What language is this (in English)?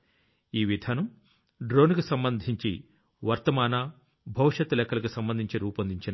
Telugu